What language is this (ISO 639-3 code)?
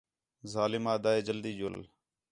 xhe